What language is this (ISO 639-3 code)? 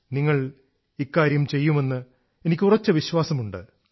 mal